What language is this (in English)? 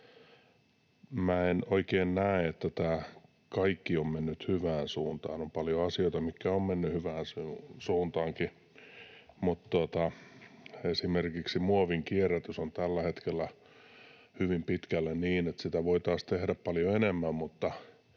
Finnish